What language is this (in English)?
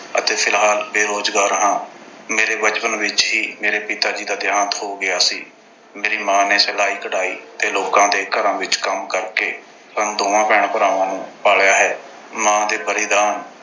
Punjabi